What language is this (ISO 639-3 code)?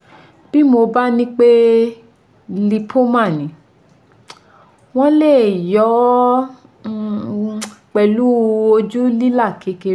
yor